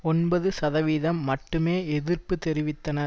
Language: Tamil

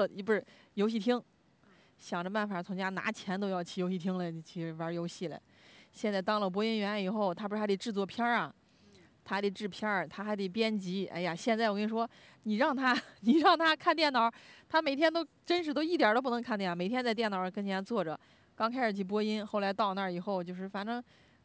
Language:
Chinese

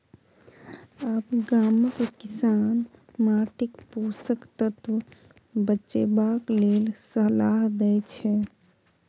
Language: Maithili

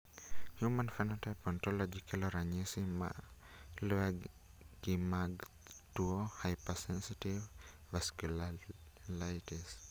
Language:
Luo (Kenya and Tanzania)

